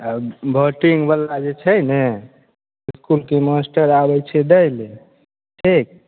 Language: Maithili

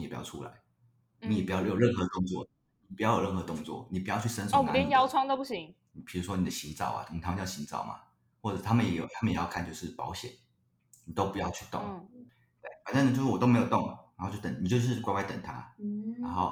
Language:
Chinese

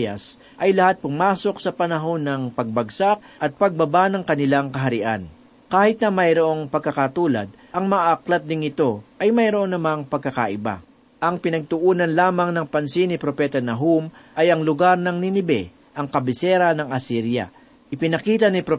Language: Filipino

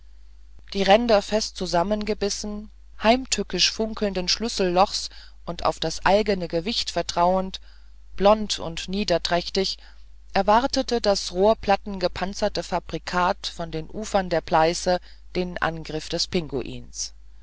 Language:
German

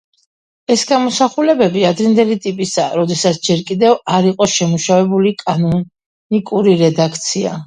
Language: Georgian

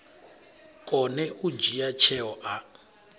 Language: Venda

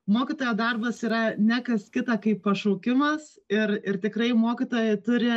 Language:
Lithuanian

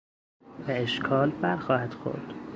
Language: Persian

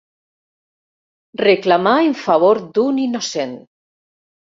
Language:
Catalan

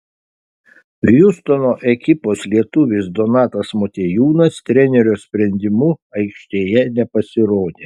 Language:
Lithuanian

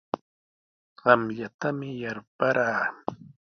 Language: Sihuas Ancash Quechua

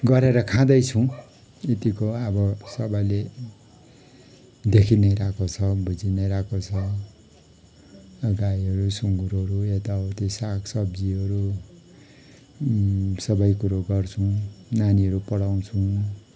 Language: Nepali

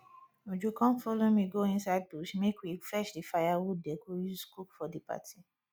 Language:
Nigerian Pidgin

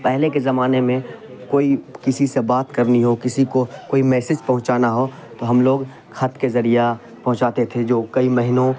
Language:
Urdu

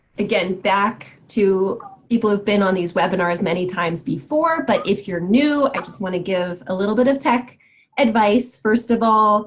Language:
English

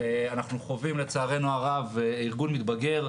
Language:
Hebrew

